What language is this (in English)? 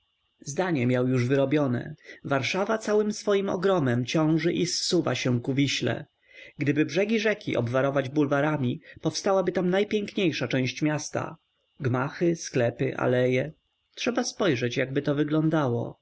Polish